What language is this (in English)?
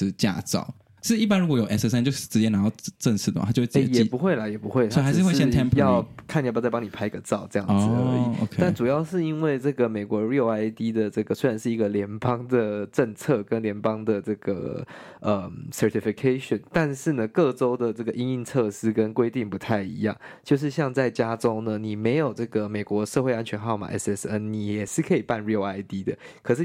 Chinese